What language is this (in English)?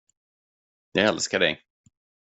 Swedish